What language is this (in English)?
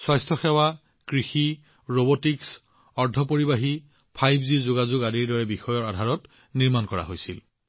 Assamese